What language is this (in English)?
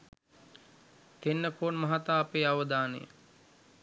Sinhala